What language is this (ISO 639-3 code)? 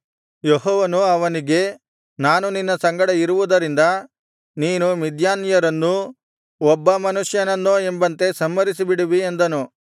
kan